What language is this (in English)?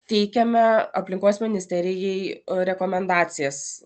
Lithuanian